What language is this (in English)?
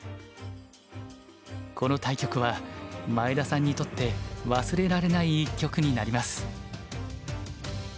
Japanese